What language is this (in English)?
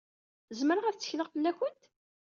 Kabyle